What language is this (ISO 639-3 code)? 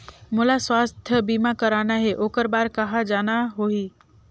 hne